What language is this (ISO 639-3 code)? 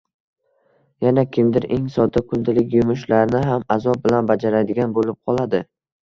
uzb